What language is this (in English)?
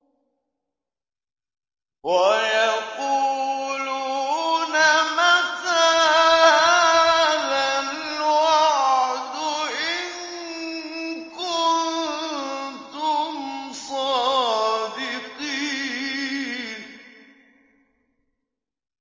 Arabic